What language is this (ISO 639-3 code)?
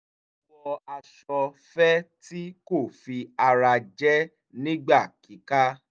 yor